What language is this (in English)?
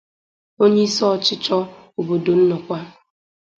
Igbo